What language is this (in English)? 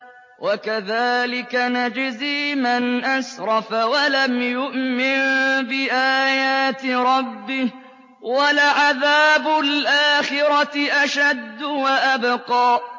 Arabic